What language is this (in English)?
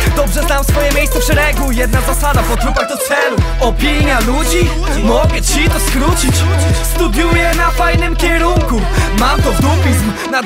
Polish